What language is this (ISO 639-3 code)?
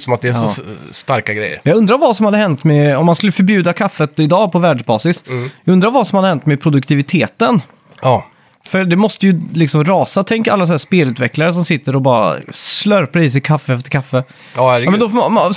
swe